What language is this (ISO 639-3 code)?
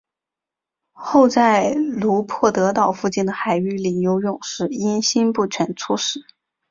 zho